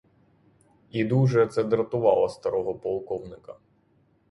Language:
Ukrainian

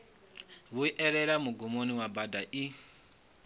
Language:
Venda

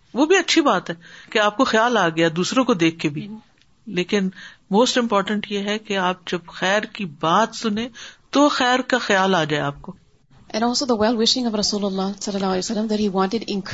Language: Urdu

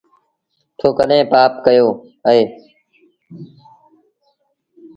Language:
Sindhi Bhil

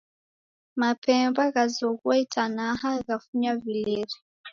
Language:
Taita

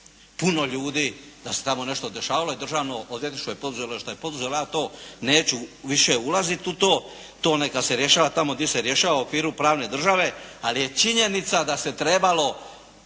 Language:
Croatian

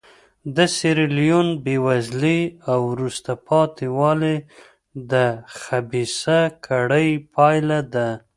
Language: Pashto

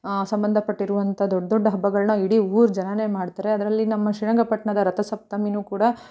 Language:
Kannada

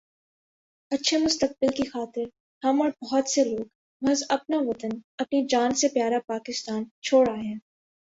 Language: Urdu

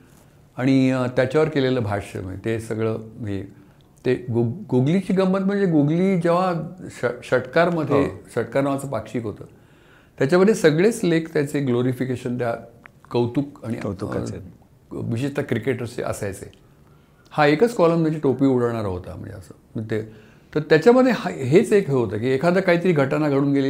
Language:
Marathi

